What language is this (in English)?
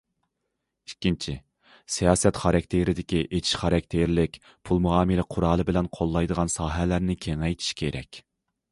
Uyghur